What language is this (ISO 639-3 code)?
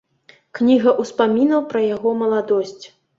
bel